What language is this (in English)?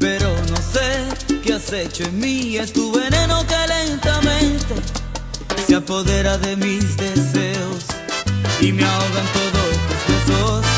Spanish